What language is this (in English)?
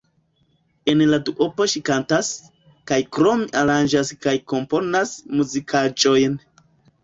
Esperanto